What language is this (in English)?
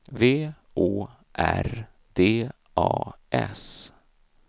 Swedish